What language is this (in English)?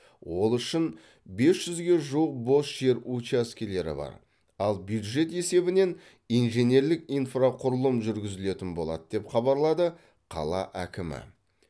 Kazakh